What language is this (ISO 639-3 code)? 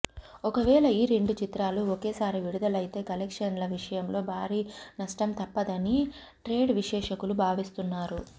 tel